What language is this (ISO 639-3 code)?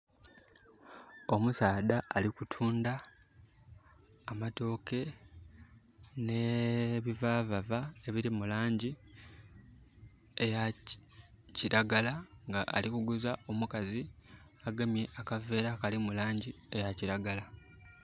xog